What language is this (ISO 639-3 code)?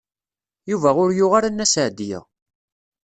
kab